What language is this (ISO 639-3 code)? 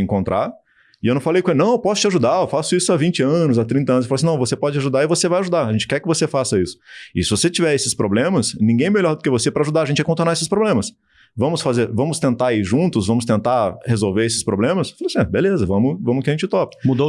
por